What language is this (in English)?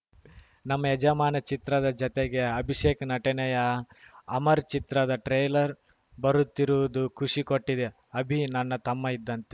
Kannada